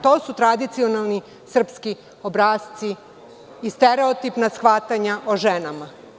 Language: Serbian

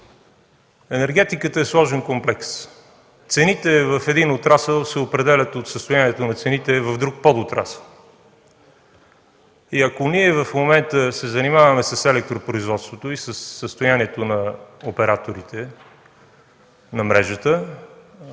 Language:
Bulgarian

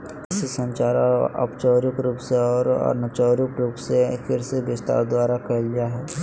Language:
Magahi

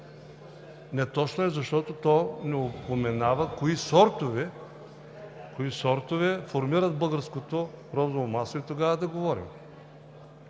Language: Bulgarian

